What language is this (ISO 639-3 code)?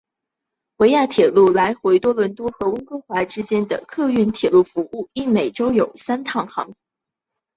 zho